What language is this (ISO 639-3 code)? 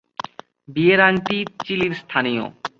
ben